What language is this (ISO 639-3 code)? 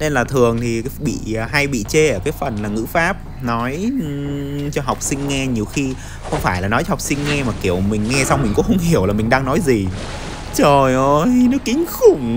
vie